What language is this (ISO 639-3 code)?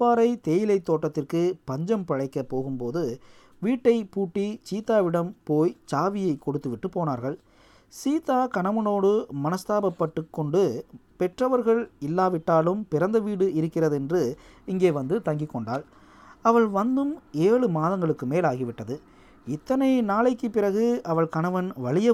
tam